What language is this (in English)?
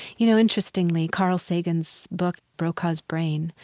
English